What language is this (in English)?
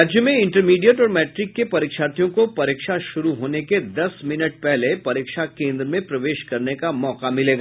Hindi